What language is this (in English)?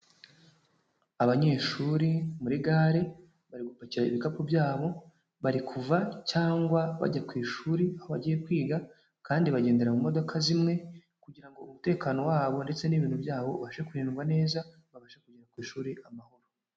Kinyarwanda